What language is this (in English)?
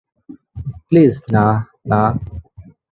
Bangla